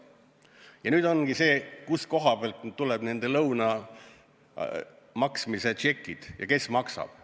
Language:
Estonian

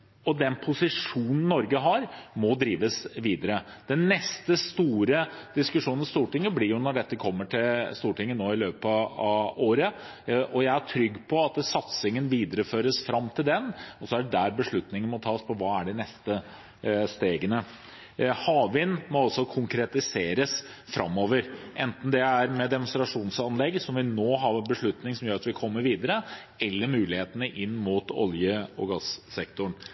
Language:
Norwegian Bokmål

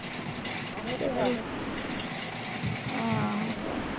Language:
Punjabi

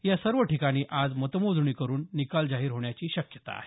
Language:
Marathi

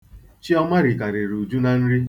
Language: Igbo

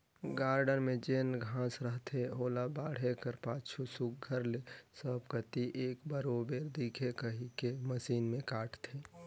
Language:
Chhattisgarhi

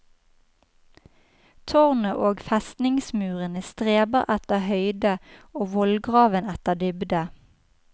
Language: Norwegian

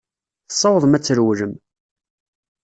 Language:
Kabyle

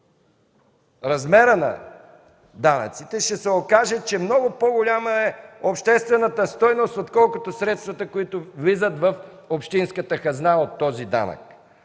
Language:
Bulgarian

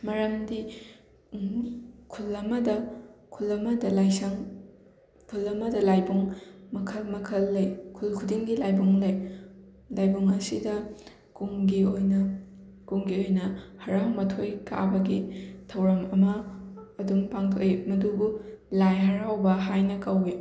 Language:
Manipuri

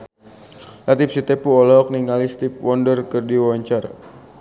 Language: Sundanese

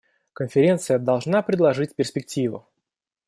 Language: Russian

